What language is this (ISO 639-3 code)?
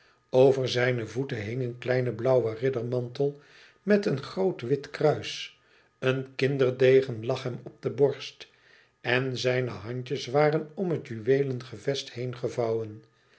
nld